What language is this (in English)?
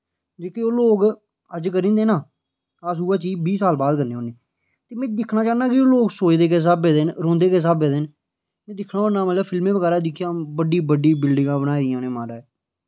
Dogri